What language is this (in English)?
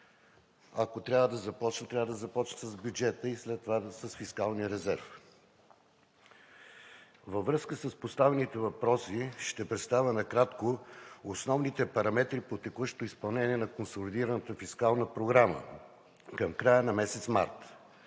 Bulgarian